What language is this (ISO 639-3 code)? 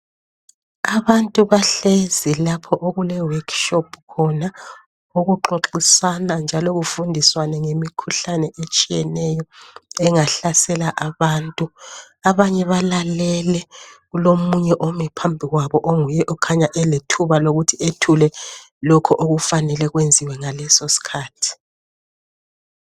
nde